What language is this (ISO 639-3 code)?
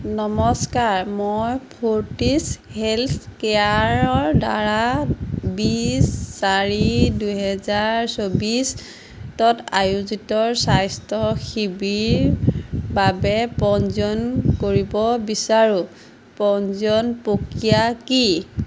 asm